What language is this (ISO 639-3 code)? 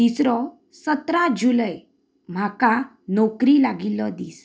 kok